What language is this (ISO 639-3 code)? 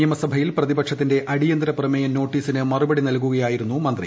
mal